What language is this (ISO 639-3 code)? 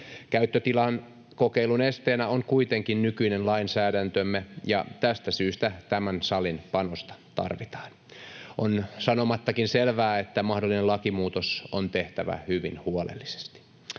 fin